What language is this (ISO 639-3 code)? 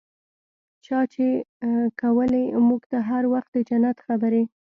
pus